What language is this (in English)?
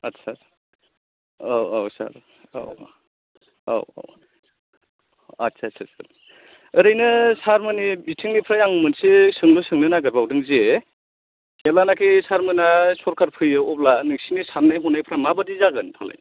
Bodo